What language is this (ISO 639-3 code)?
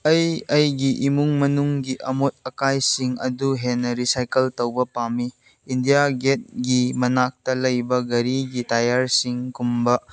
mni